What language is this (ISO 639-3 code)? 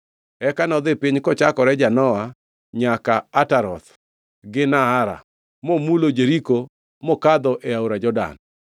luo